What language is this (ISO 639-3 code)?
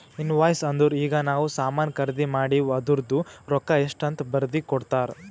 kan